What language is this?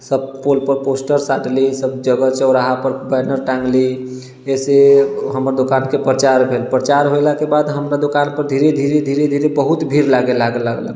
Maithili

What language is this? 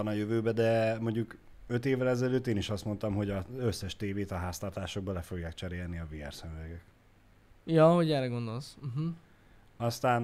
Hungarian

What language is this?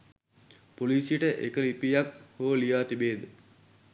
Sinhala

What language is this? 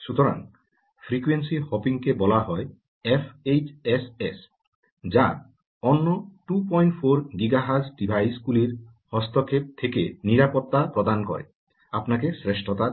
Bangla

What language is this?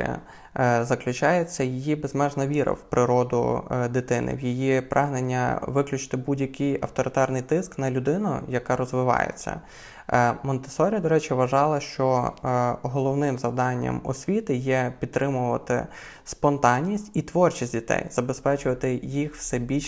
Ukrainian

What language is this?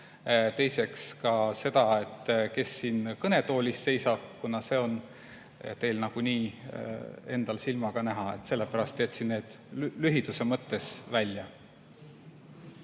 Estonian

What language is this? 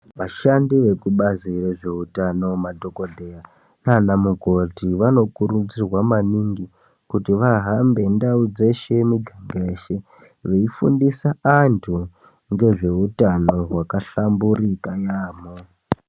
Ndau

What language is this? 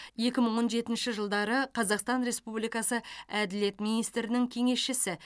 Kazakh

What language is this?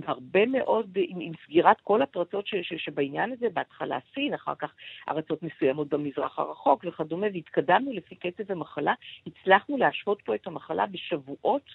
Hebrew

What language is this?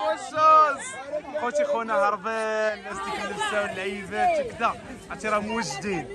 Arabic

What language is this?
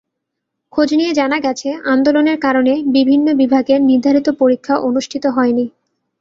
Bangla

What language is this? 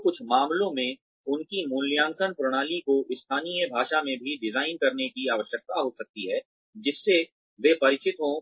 Hindi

